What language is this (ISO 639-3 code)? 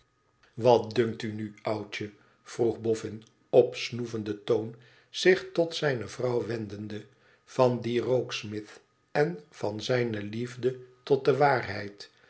nld